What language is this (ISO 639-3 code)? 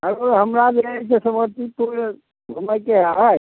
mai